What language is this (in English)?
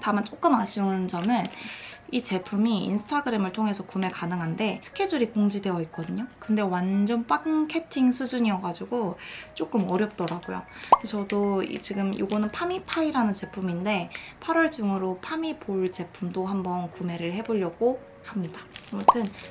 Korean